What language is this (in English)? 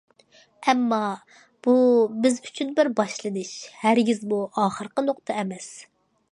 Uyghur